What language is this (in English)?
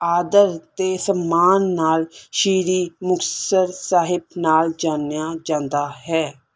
Punjabi